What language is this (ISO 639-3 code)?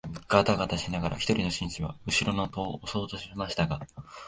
jpn